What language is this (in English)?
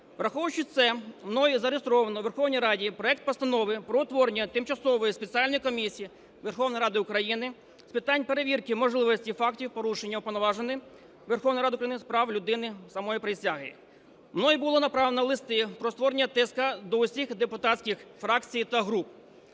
Ukrainian